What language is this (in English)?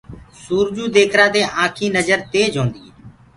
Gurgula